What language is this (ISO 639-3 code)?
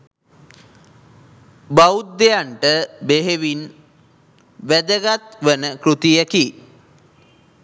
sin